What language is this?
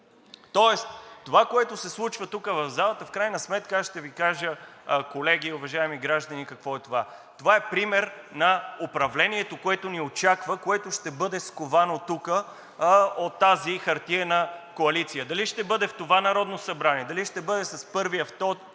Bulgarian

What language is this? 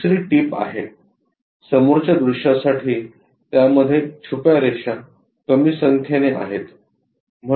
Marathi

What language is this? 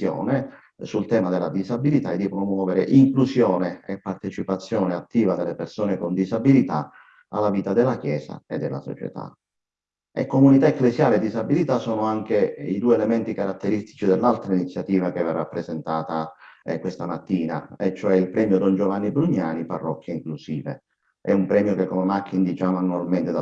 Italian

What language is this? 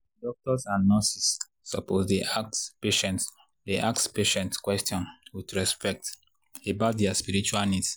Nigerian Pidgin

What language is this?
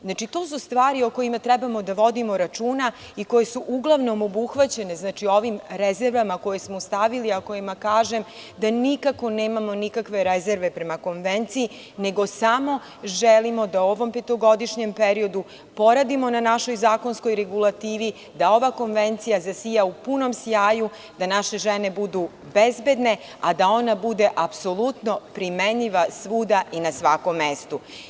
Serbian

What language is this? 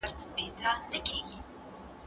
Pashto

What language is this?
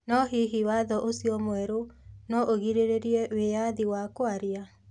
Kikuyu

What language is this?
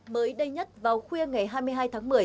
Vietnamese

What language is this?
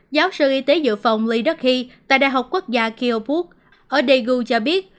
Vietnamese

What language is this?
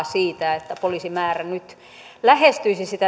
Finnish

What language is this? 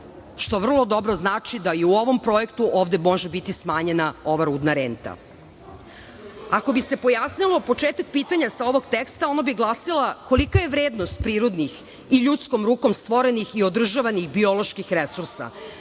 Serbian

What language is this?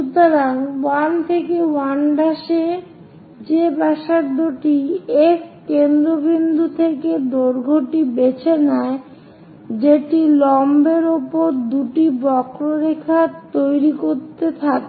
Bangla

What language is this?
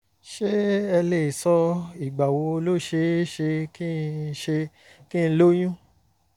Yoruba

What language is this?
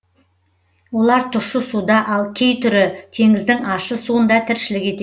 Kazakh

